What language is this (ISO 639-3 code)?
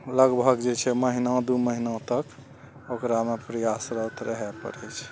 mai